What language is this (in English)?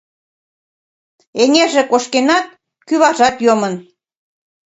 Mari